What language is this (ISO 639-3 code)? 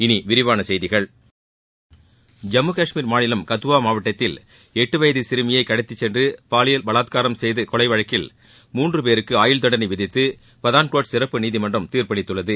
tam